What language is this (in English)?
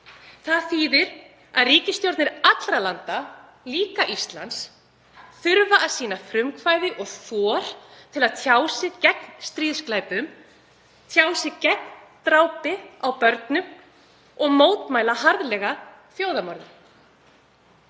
Icelandic